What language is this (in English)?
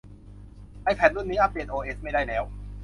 Thai